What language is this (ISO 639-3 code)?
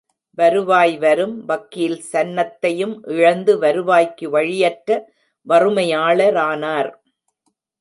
tam